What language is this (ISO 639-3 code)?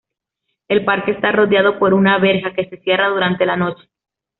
spa